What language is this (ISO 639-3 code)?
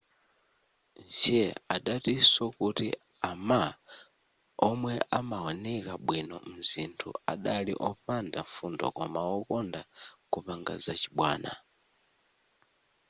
nya